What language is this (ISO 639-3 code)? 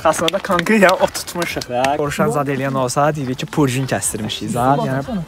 tur